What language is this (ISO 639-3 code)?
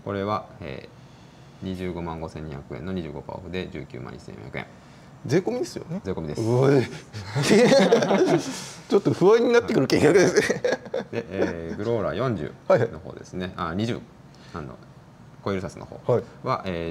jpn